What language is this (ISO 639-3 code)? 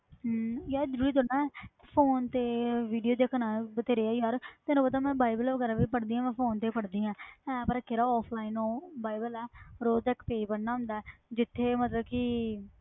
pan